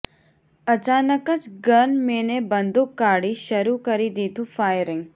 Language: Gujarati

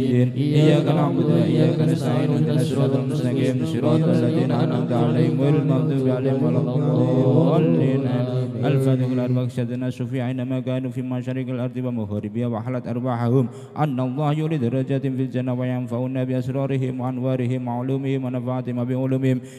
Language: Arabic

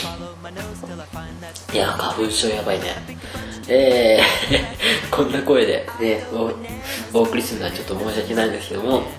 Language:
Japanese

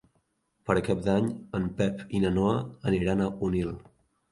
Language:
Catalan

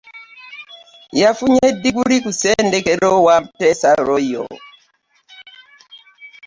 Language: Ganda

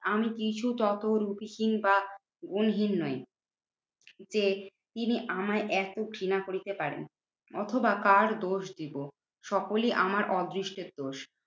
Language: Bangla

